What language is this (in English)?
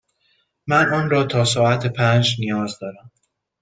Persian